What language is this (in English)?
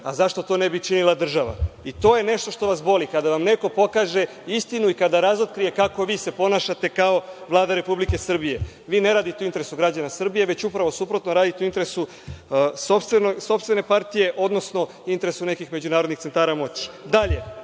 Serbian